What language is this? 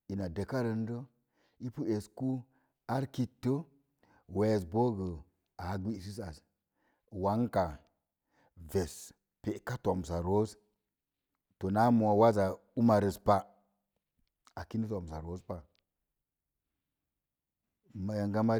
Mom Jango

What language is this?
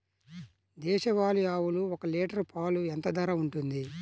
Telugu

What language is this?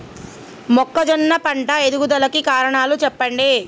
Telugu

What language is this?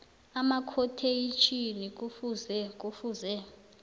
South Ndebele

